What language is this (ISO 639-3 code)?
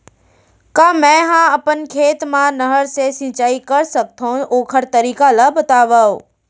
hne